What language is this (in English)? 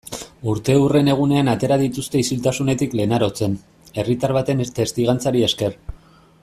Basque